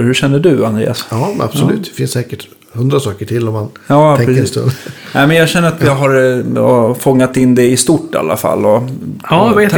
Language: Swedish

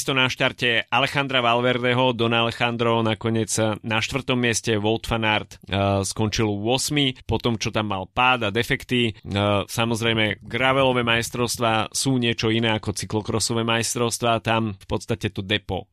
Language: Slovak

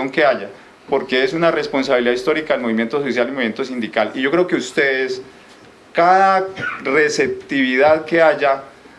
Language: Spanish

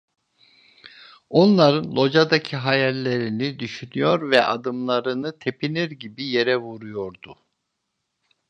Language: Turkish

